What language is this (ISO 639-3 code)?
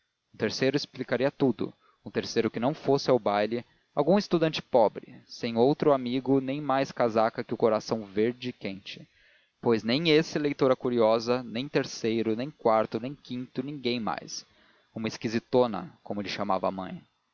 por